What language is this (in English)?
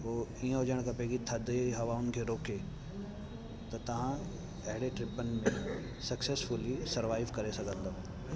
Sindhi